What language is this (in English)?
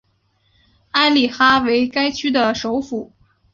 Chinese